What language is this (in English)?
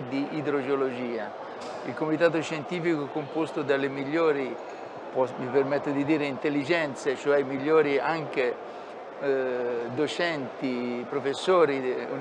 Italian